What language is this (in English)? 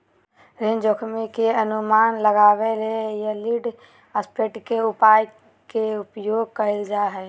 Magahi